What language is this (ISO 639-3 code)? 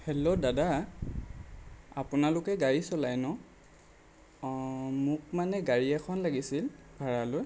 asm